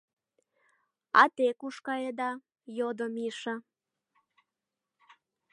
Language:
Mari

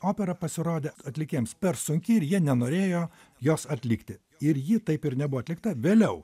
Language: Lithuanian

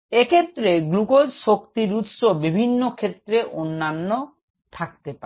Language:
Bangla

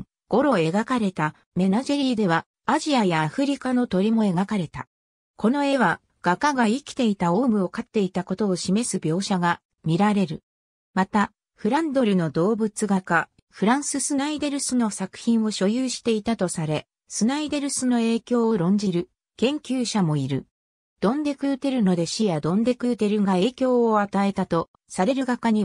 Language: Japanese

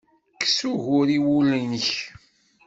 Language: Kabyle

